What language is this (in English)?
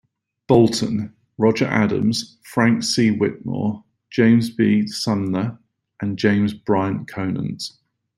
English